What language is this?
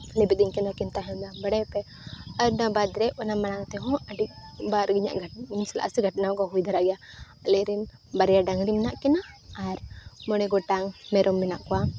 Santali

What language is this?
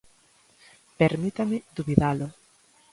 Galician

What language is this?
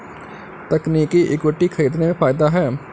Hindi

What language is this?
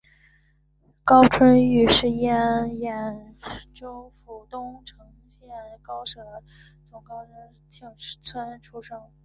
Chinese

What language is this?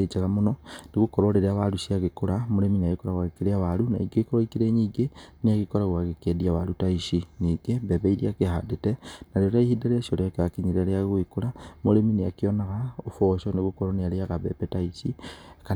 Kikuyu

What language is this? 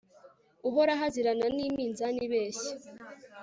Kinyarwanda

